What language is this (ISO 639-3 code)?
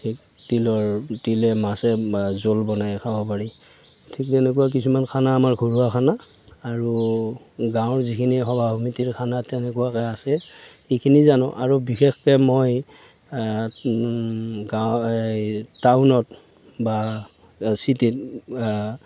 asm